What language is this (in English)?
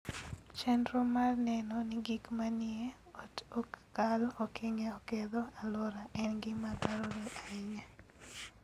Luo (Kenya and Tanzania)